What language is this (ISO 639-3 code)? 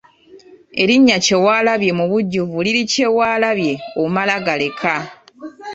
lug